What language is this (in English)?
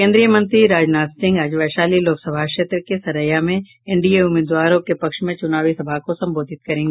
Hindi